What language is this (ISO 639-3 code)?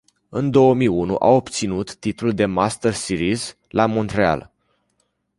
ron